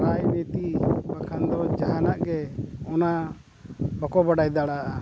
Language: Santali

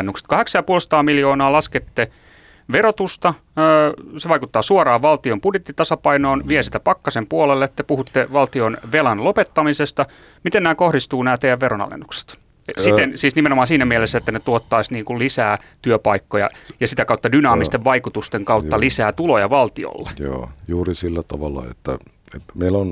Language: Finnish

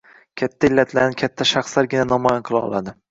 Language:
Uzbek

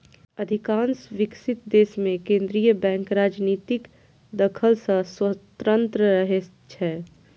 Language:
Maithili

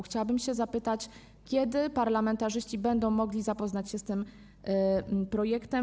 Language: Polish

